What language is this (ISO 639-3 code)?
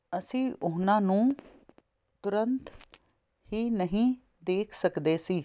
pan